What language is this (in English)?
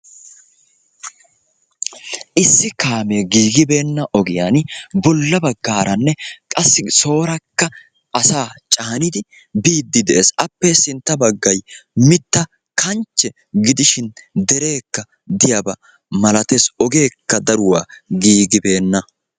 Wolaytta